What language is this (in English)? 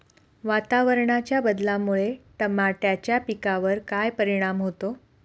Marathi